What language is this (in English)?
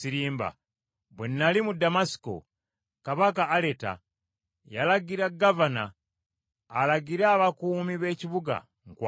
Ganda